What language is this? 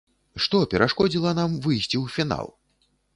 Belarusian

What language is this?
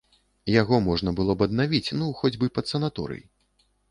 Belarusian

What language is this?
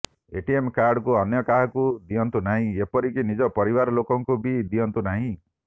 Odia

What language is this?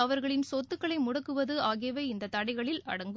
Tamil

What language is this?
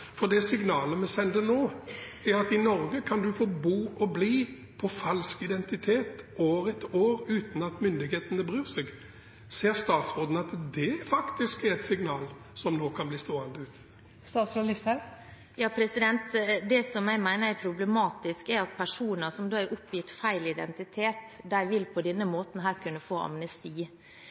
Norwegian Bokmål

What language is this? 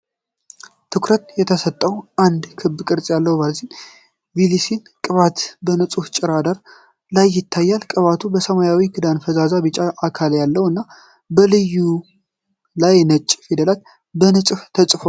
Amharic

